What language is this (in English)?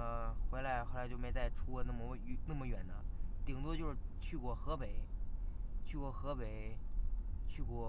Chinese